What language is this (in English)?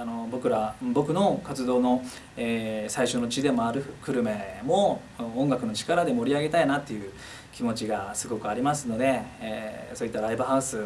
Japanese